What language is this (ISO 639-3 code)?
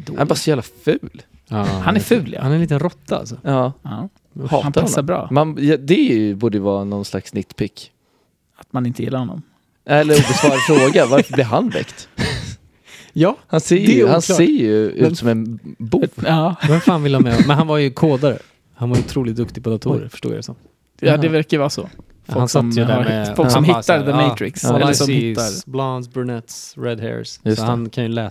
swe